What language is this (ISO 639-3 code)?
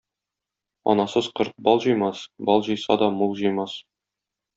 tat